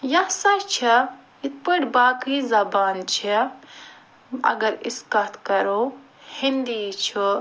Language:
Kashmiri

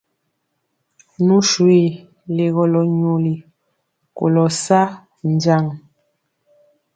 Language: Mpiemo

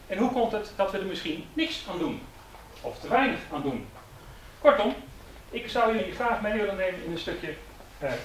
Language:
Dutch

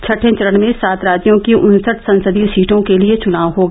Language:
Hindi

